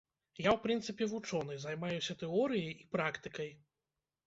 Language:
Belarusian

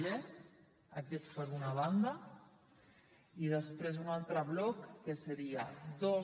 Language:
Catalan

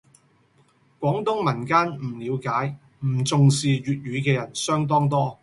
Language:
Cantonese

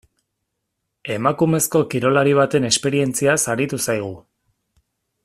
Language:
Basque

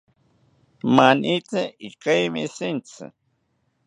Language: South Ucayali Ashéninka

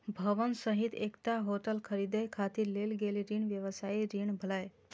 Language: Maithili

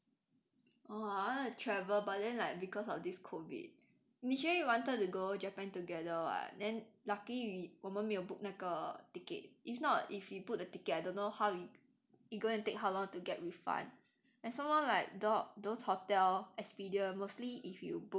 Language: English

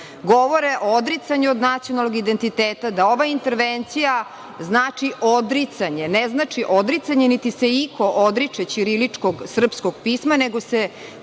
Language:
Serbian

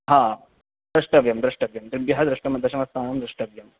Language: Sanskrit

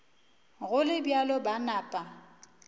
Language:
Northern Sotho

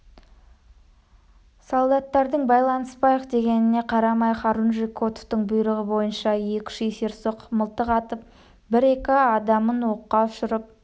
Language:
Kazakh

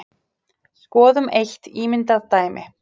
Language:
Icelandic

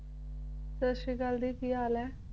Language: Punjabi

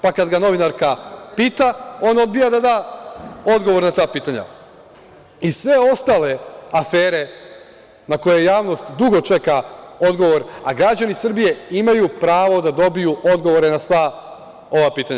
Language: Serbian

